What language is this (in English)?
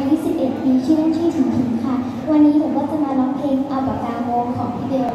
Thai